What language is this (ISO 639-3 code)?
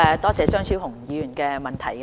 yue